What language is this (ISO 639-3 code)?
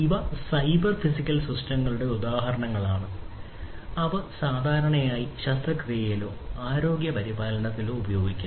mal